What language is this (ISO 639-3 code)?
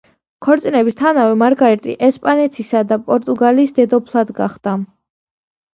kat